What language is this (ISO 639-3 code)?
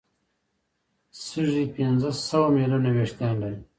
pus